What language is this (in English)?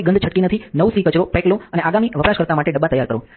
Gujarati